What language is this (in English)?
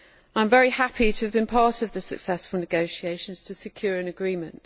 English